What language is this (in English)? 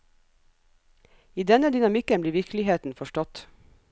Norwegian